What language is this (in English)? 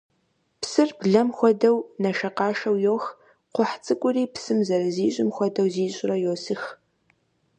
Kabardian